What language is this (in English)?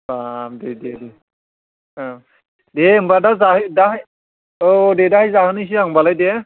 Bodo